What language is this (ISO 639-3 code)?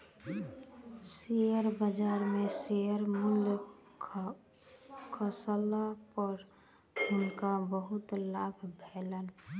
mai